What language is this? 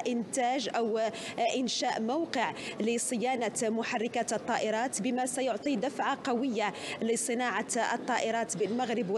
Arabic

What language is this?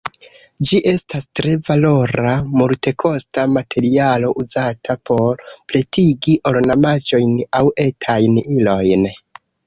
Esperanto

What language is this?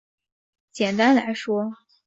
Chinese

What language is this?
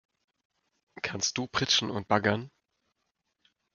German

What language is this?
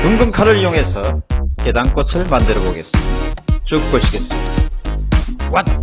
Korean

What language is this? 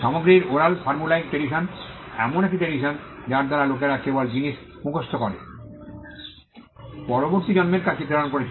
Bangla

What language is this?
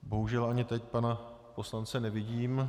Czech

